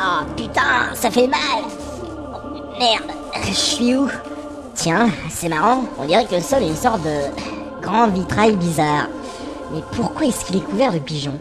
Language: French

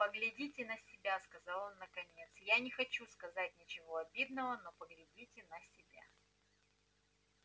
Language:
Russian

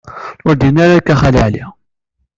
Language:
Kabyle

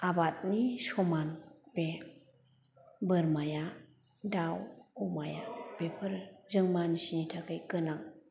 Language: Bodo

